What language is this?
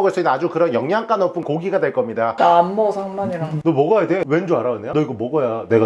Korean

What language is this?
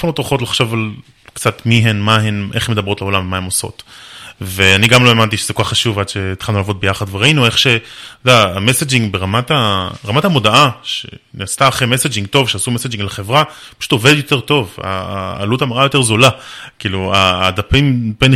Hebrew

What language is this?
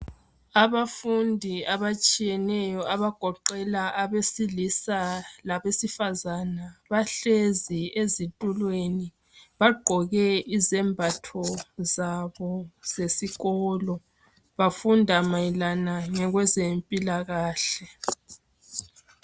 North Ndebele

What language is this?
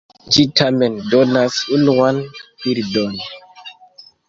Esperanto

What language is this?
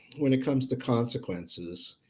English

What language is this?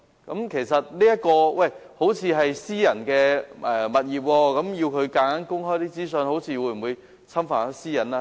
Cantonese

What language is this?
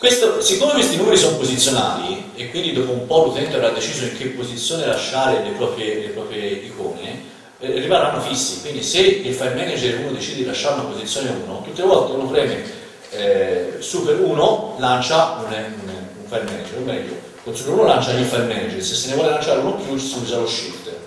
Italian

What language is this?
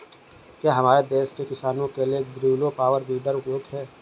Hindi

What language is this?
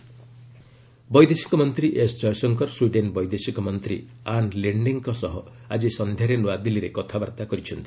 Odia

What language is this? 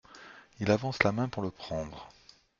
French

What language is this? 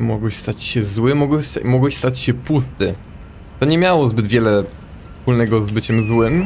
Polish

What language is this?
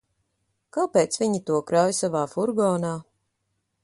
Latvian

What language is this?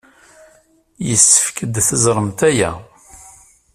Kabyle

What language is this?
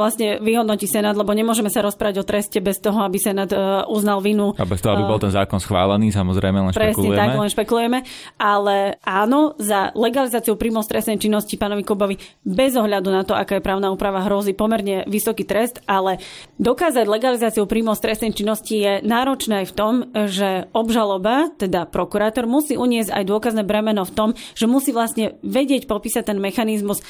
Slovak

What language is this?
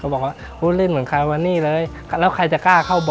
Thai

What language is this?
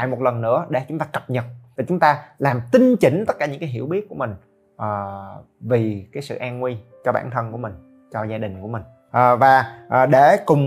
Vietnamese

